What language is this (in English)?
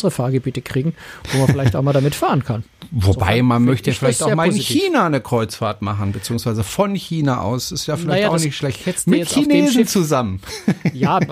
German